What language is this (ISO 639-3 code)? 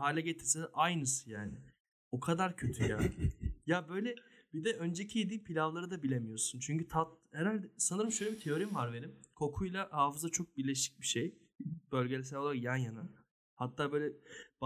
tur